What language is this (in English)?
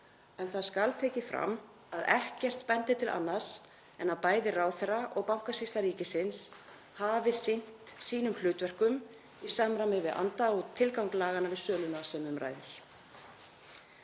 Icelandic